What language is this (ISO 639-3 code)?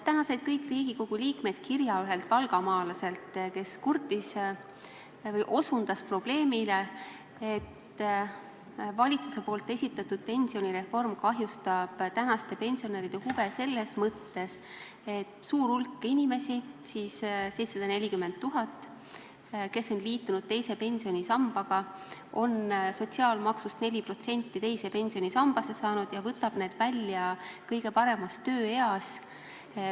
est